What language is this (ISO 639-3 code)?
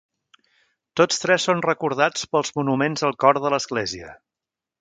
cat